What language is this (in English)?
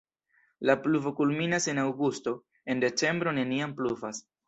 Esperanto